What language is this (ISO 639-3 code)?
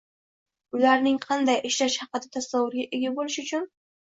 uzb